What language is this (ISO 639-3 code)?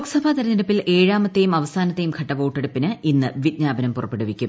mal